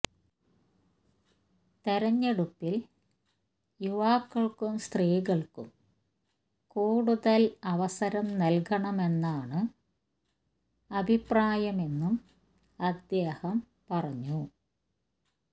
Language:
Malayalam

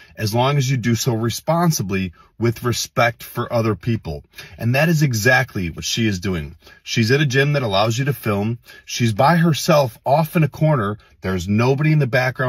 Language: English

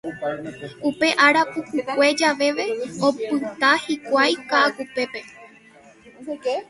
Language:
Guarani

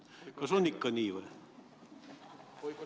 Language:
Estonian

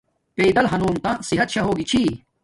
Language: Domaaki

